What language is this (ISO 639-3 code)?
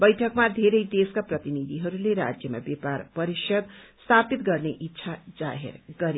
nep